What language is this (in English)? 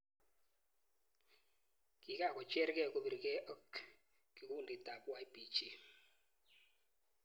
Kalenjin